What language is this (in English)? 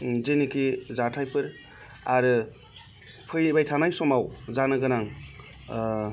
Bodo